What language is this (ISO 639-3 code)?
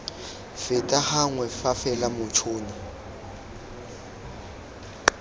tsn